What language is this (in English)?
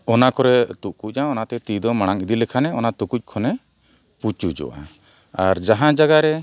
Santali